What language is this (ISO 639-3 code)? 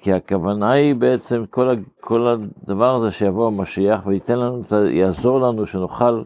heb